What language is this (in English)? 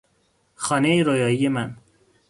Persian